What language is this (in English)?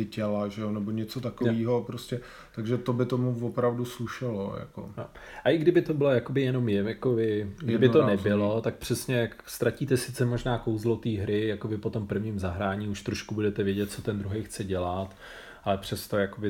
Czech